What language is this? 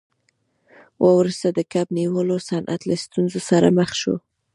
Pashto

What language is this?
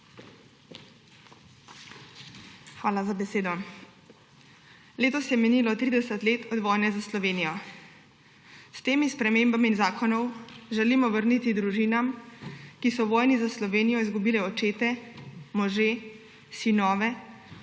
Slovenian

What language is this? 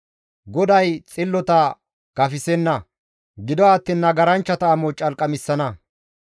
Gamo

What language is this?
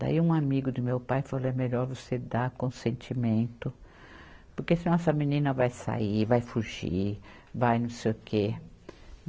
Portuguese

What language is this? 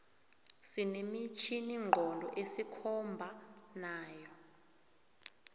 South Ndebele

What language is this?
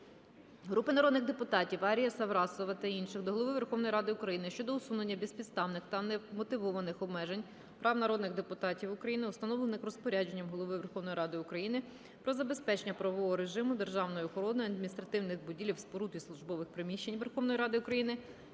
Ukrainian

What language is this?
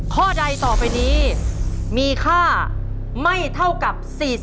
Thai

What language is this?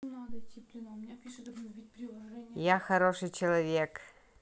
Russian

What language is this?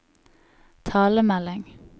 Norwegian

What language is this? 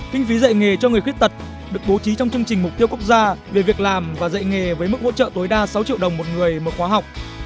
Vietnamese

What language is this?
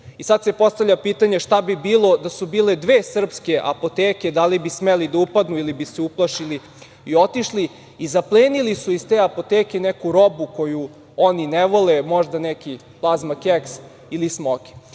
Serbian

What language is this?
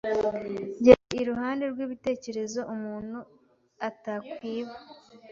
Kinyarwanda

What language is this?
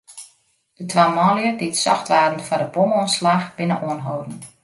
Western Frisian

